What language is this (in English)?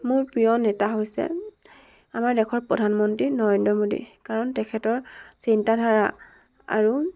Assamese